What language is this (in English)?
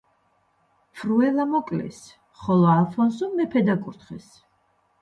Georgian